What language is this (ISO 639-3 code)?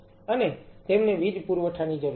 guj